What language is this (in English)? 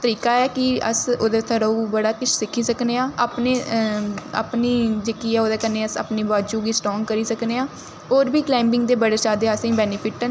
Dogri